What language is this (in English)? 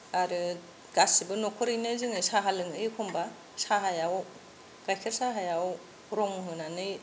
Bodo